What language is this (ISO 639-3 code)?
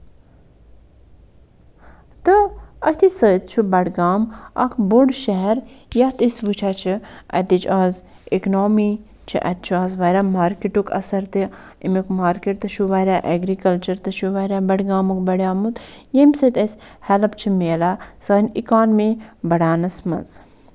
kas